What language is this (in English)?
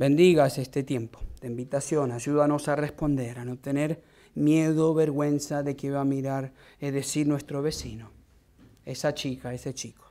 Spanish